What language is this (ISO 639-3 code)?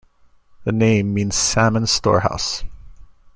eng